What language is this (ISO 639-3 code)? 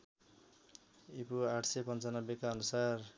nep